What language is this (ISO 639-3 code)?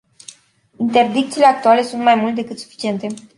ron